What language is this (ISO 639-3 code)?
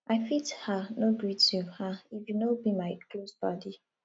pcm